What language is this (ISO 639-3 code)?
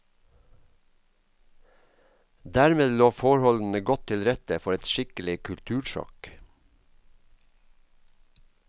nor